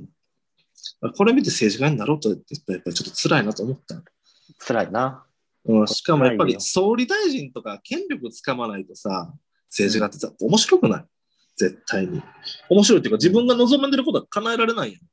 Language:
Japanese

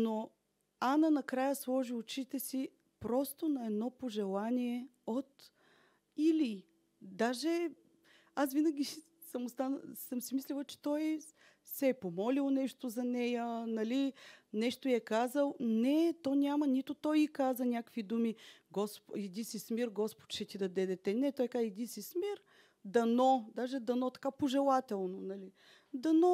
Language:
Bulgarian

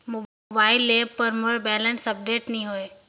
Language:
Chhattisgarhi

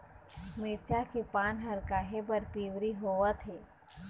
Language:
Chhattisgarhi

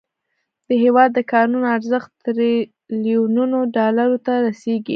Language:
Pashto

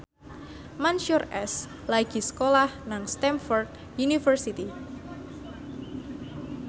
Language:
Javanese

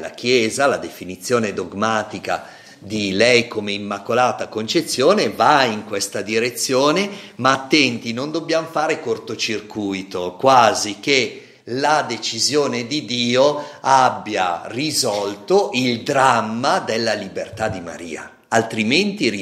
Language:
Italian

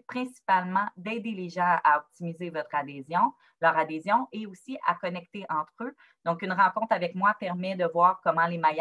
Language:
French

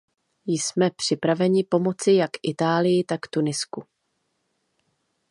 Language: Czech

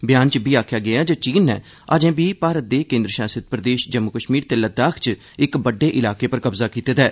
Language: Dogri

